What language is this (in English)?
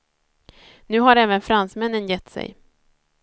Swedish